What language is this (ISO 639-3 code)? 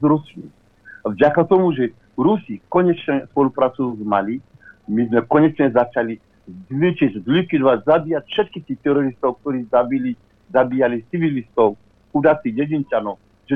slk